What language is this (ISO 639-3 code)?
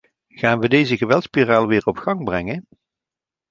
nld